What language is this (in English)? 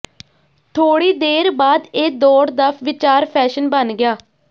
Punjabi